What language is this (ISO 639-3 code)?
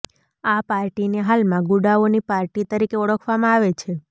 guj